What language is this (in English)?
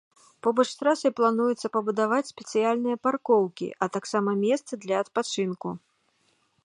Belarusian